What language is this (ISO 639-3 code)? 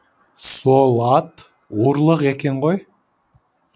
kaz